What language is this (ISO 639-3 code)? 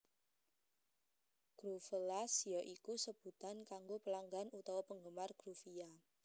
jav